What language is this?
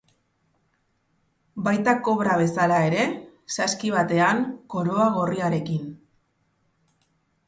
Basque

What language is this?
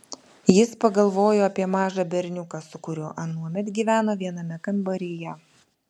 Lithuanian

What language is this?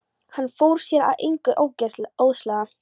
Icelandic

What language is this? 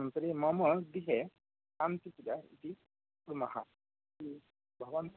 Sanskrit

